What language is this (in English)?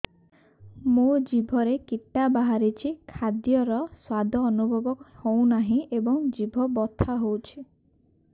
Odia